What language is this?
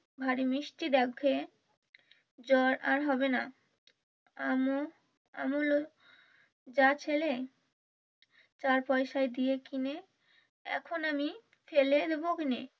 Bangla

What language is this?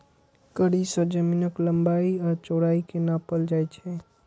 Maithili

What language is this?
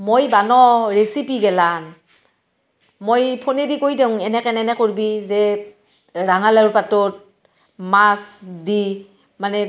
Assamese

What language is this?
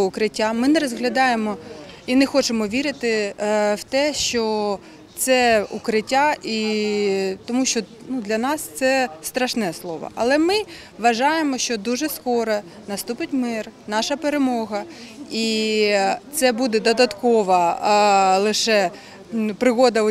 Ukrainian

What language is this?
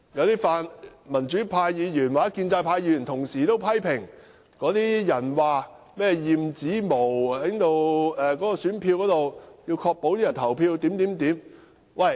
Cantonese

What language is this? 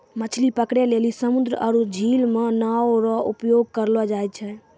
Maithili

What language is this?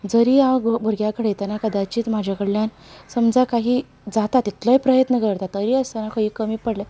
Konkani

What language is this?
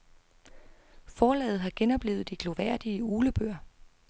Danish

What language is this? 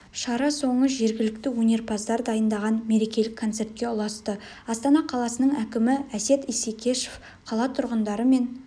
Kazakh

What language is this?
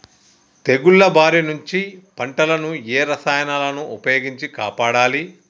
Telugu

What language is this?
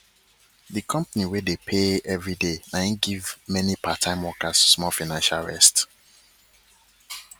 Nigerian Pidgin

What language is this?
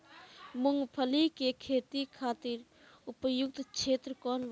Bhojpuri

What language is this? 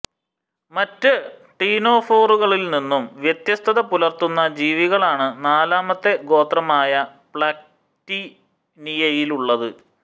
Malayalam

